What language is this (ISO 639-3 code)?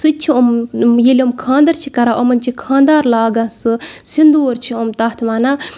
kas